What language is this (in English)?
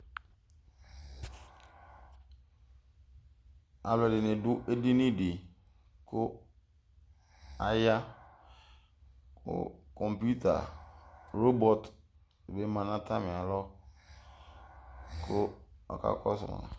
Ikposo